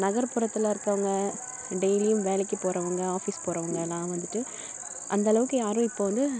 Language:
Tamil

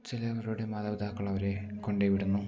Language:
Malayalam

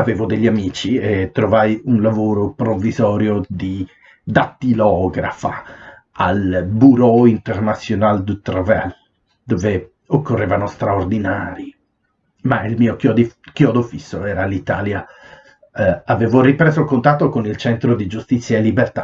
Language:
Italian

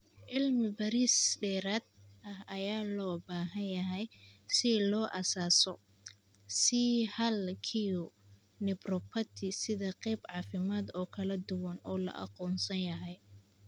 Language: Somali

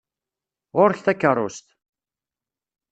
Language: Kabyle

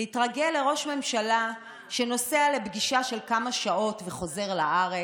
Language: Hebrew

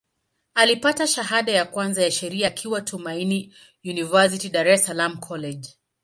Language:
Swahili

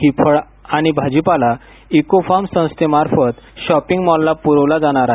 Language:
Marathi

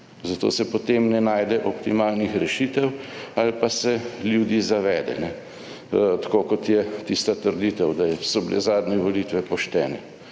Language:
Slovenian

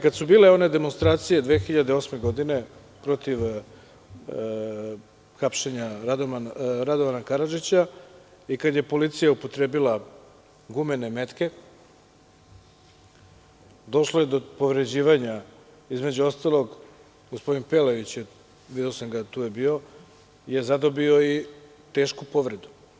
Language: Serbian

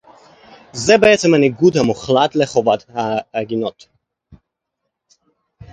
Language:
Hebrew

